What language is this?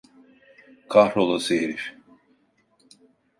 Turkish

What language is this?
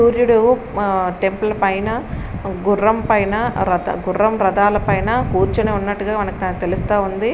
Telugu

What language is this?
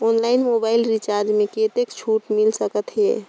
Chhattisgarhi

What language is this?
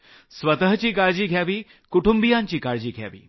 Marathi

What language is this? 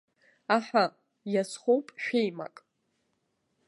Abkhazian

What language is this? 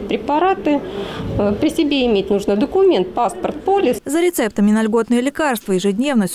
Russian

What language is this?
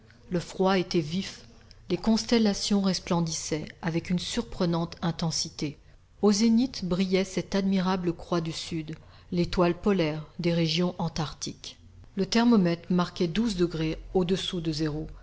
French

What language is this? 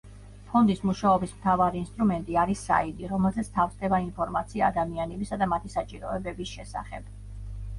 Georgian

